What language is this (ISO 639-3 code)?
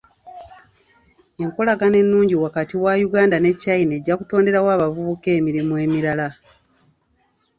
lug